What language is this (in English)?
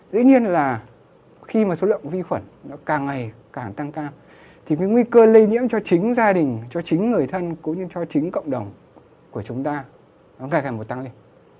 Vietnamese